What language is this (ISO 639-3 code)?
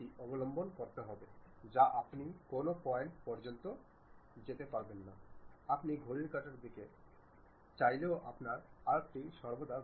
ben